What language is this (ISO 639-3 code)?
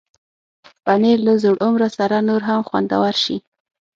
pus